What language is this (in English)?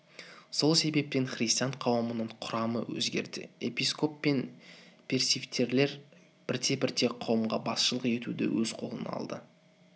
Kazakh